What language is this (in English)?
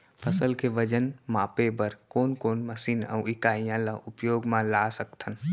Chhattisgarhi